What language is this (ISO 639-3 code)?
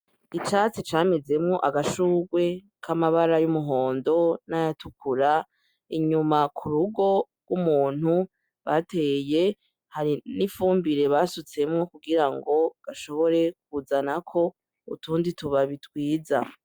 run